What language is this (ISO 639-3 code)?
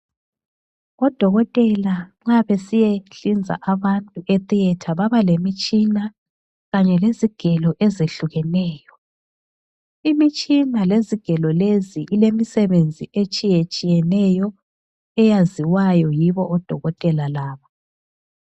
nde